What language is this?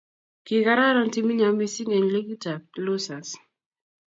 Kalenjin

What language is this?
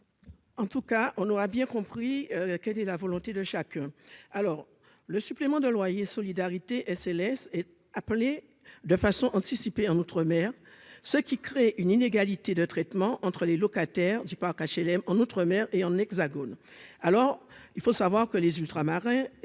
French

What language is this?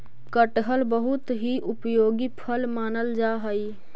Magahi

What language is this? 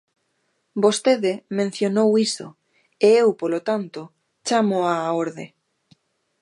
Galician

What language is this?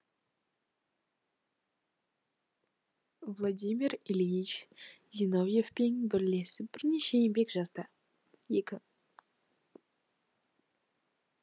Kazakh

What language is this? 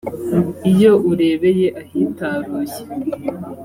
Kinyarwanda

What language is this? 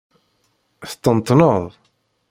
Kabyle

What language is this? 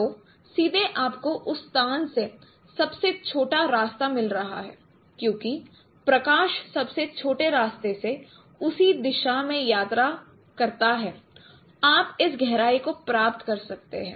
Hindi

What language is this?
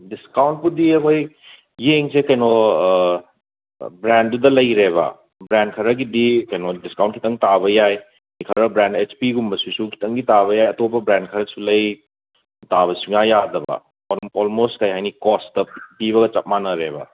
Manipuri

